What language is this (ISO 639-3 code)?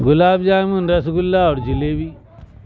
urd